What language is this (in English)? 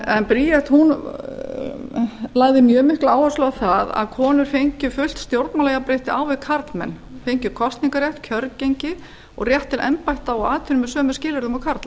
Icelandic